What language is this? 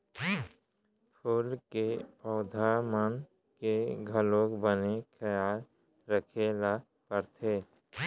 Chhattisgarhi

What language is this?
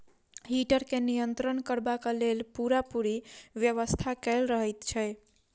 Maithili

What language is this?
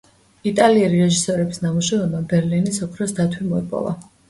Georgian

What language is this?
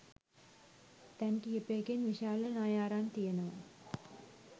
Sinhala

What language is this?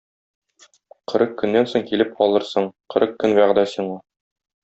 Tatar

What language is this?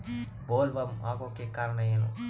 Kannada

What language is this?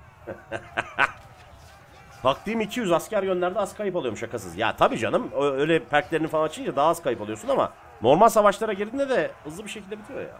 Turkish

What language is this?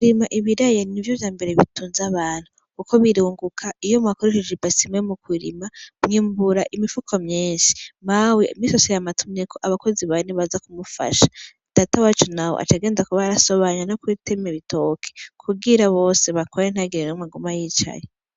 Rundi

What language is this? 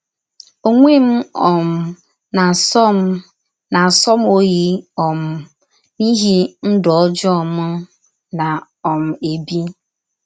Igbo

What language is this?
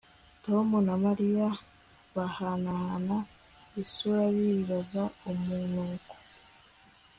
Kinyarwanda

